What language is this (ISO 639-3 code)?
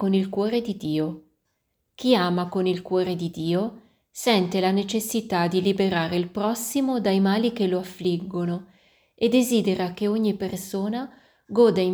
ita